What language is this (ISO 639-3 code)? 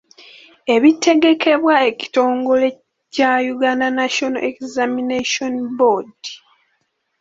lug